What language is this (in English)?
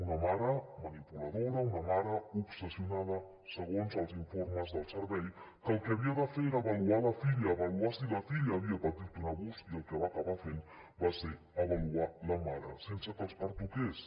Catalan